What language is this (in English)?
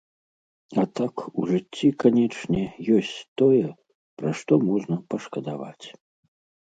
Belarusian